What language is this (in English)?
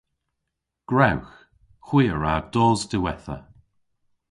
Cornish